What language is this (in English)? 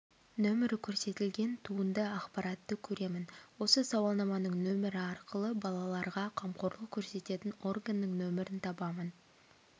Kazakh